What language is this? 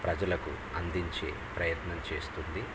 Telugu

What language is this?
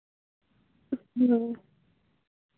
Santali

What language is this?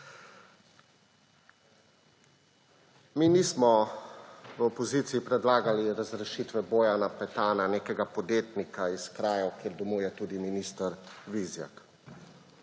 Slovenian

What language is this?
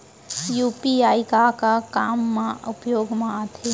Chhattisgarhi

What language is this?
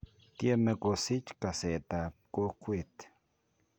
Kalenjin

